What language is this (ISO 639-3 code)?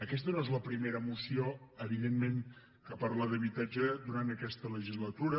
cat